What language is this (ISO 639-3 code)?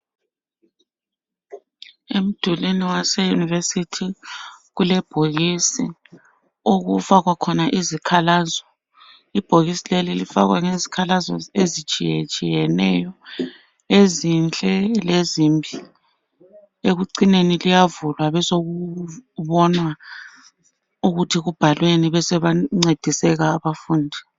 nde